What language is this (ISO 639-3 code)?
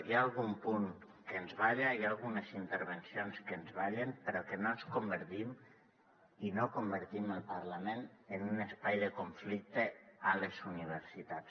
cat